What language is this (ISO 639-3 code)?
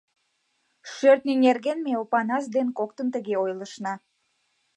chm